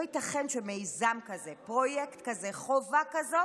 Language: Hebrew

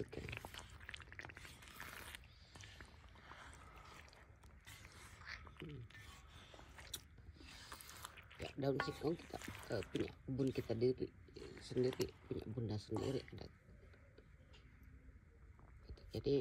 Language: Indonesian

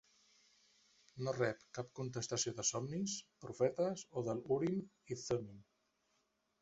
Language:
Catalan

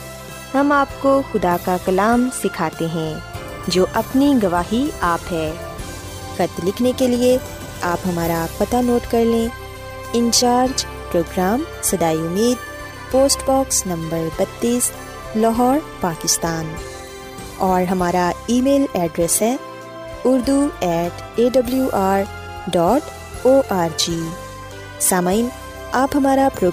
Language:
Urdu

